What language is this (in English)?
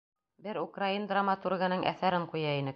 Bashkir